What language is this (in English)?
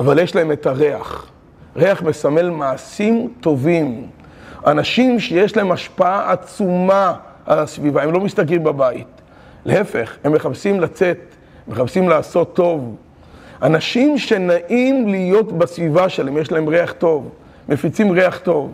Hebrew